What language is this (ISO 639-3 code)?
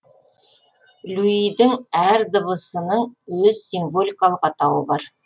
kaz